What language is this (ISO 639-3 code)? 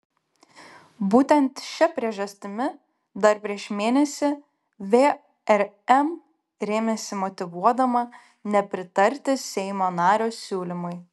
lit